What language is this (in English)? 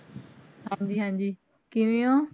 Punjabi